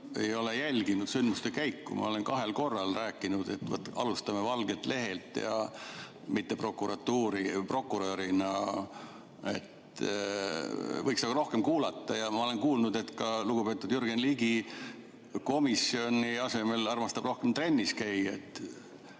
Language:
Estonian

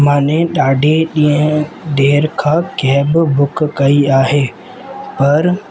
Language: Sindhi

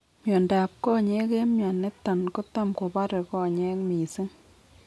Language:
Kalenjin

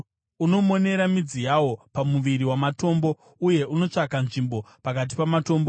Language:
Shona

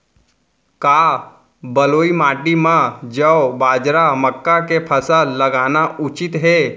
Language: Chhattisgarhi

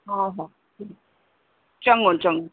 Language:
Sindhi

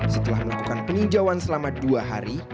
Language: Indonesian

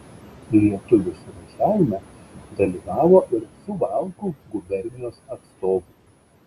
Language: Lithuanian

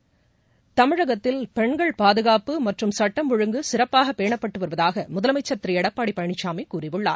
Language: Tamil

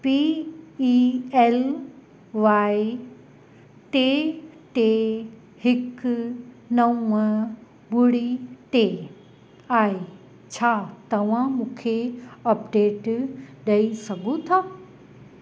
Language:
Sindhi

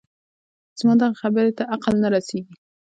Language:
Pashto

